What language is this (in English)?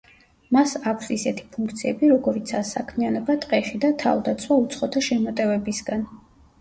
Georgian